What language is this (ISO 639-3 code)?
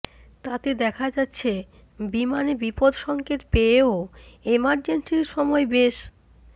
ben